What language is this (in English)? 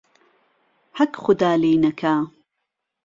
Central Kurdish